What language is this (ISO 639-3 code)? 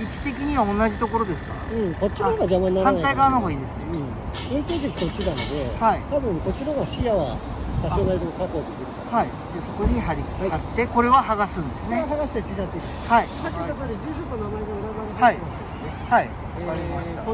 jpn